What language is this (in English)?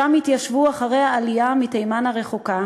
Hebrew